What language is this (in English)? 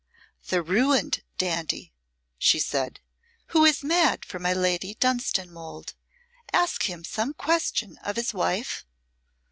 English